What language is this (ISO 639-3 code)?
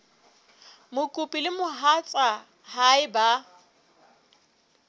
sot